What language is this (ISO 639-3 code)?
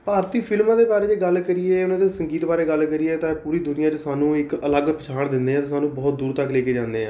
pan